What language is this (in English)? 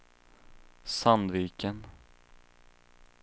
Swedish